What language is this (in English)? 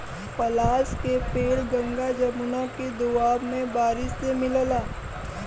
Bhojpuri